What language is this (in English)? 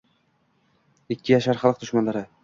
Uzbek